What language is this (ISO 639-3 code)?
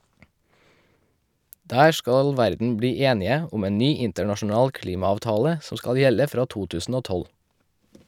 nor